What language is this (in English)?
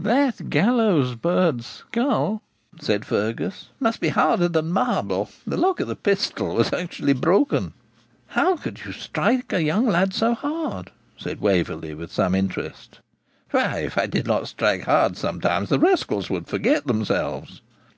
English